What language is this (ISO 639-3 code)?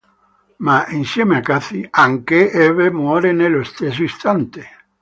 ita